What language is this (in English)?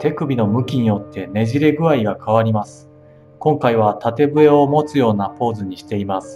Japanese